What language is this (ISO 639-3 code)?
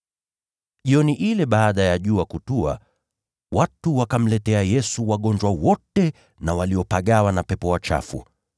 swa